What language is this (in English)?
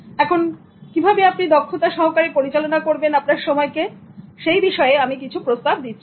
Bangla